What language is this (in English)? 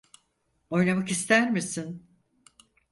Turkish